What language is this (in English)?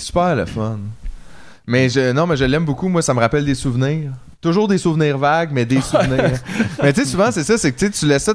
French